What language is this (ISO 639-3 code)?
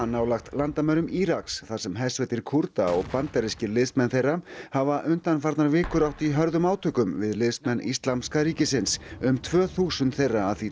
isl